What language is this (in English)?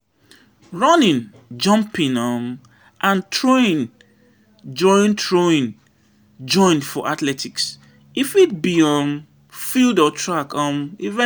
Nigerian Pidgin